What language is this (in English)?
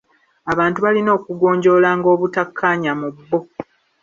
Ganda